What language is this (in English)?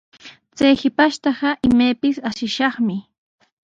Sihuas Ancash Quechua